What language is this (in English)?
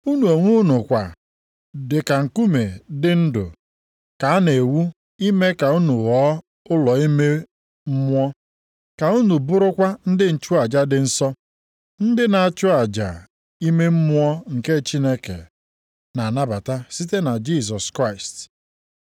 Igbo